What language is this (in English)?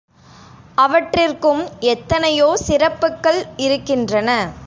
Tamil